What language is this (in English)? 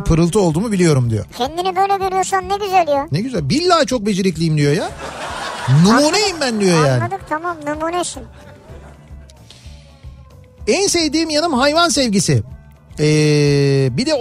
Turkish